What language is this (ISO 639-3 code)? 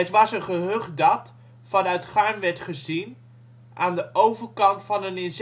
nld